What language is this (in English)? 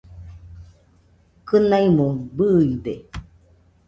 Nüpode Huitoto